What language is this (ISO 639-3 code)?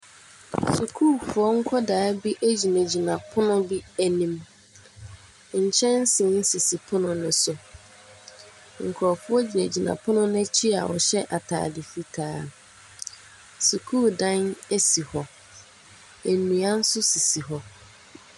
aka